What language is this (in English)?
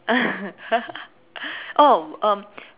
English